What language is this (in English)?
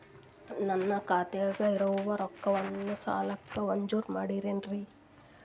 Kannada